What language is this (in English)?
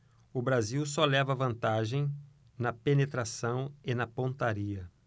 Portuguese